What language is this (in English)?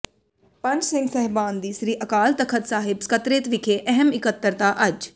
Punjabi